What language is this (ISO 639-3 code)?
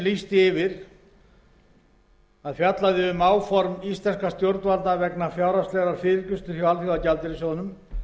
isl